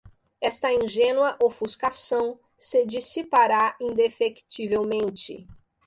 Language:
Portuguese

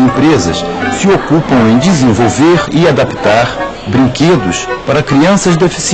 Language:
Portuguese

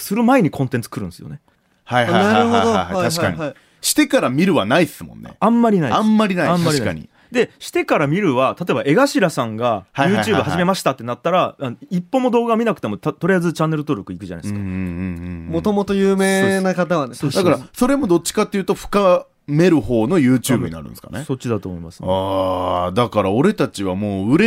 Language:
Japanese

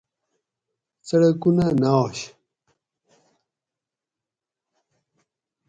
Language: Gawri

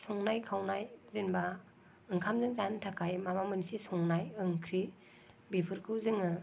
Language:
Bodo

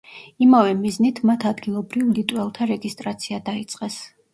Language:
Georgian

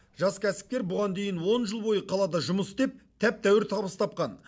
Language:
Kazakh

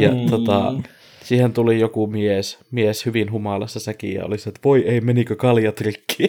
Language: Finnish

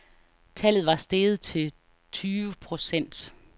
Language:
Danish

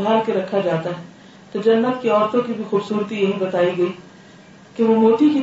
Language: Urdu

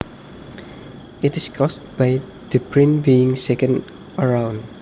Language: Javanese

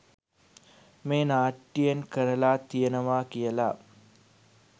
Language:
Sinhala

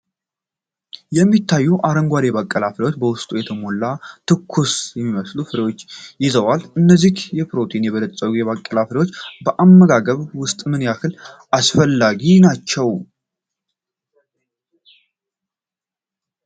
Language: Amharic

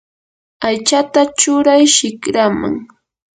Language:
Yanahuanca Pasco Quechua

